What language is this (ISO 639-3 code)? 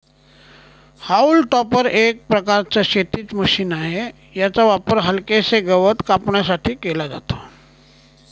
mar